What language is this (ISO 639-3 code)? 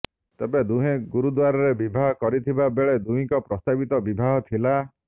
ori